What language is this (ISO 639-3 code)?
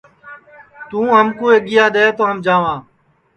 ssi